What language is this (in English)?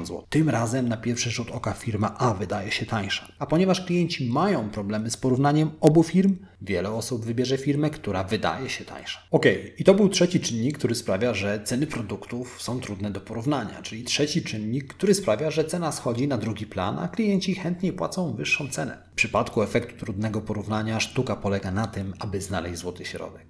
Polish